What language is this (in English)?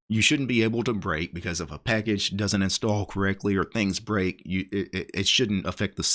English